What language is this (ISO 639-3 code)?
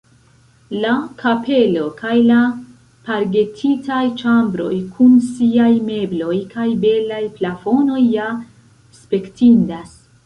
epo